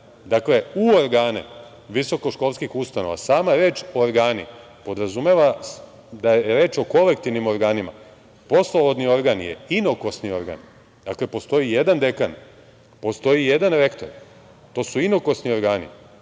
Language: Serbian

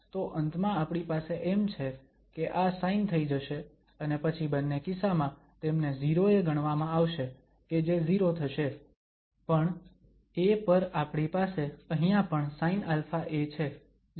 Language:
Gujarati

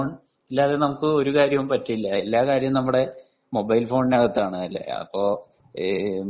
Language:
Malayalam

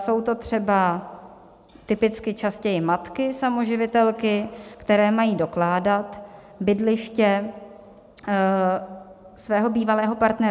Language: Czech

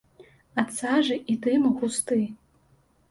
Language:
Belarusian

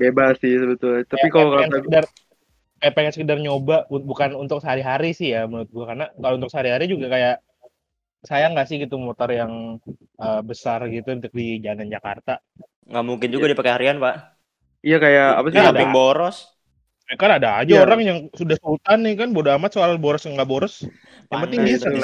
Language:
Indonesian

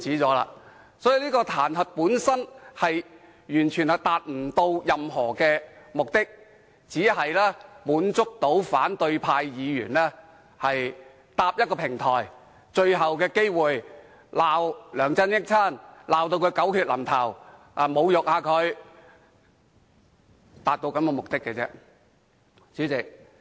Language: Cantonese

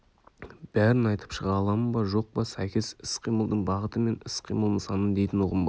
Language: Kazakh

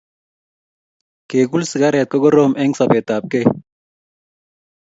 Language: Kalenjin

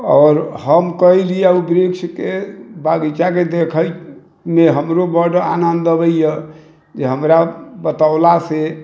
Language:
Maithili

